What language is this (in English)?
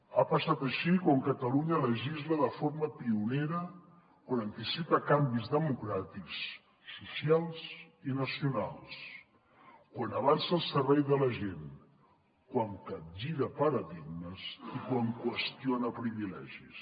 Catalan